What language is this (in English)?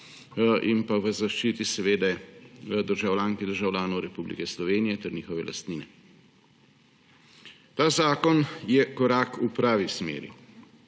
Slovenian